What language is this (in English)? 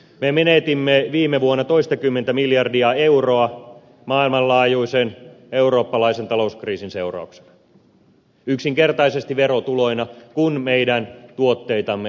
Finnish